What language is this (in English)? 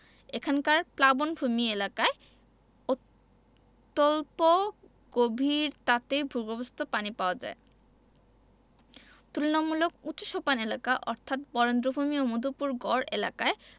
Bangla